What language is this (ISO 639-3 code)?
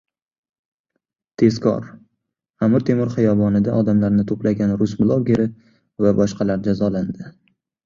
uzb